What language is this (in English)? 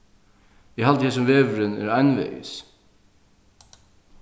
Faroese